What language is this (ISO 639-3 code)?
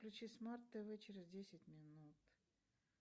rus